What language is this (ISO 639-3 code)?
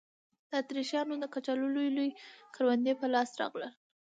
pus